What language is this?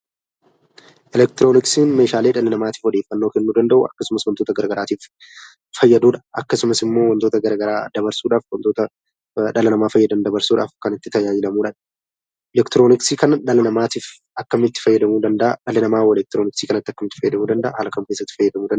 Oromo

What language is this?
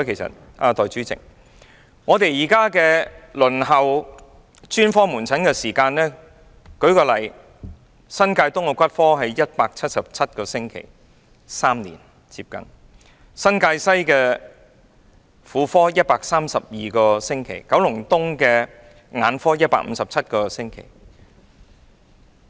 Cantonese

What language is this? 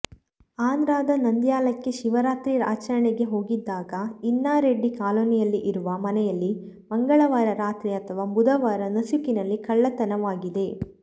Kannada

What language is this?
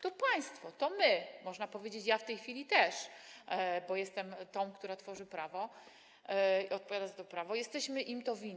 Polish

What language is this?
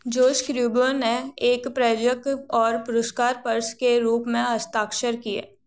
Hindi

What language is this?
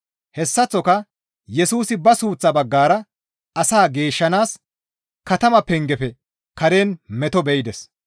Gamo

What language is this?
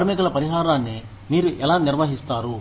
Telugu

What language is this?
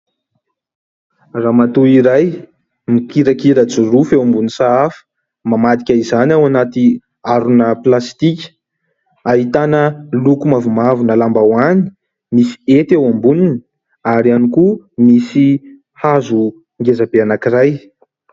Malagasy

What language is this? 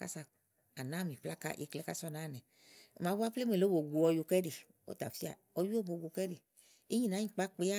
Igo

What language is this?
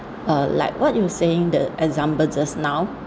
English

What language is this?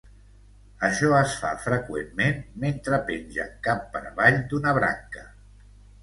Catalan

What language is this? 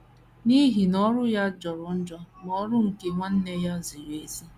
Igbo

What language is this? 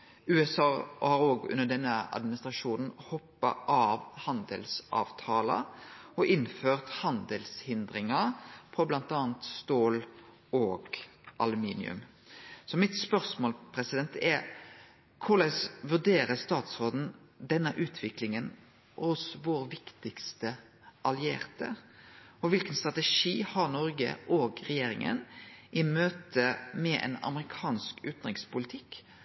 Norwegian Nynorsk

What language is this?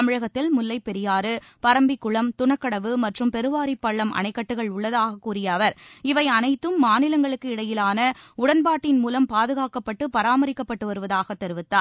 Tamil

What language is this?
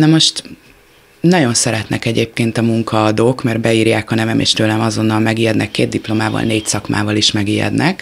Hungarian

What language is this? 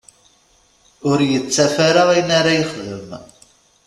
Kabyle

